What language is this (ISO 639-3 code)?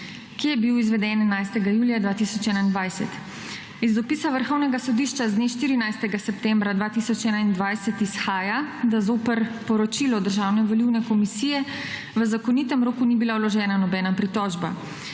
slv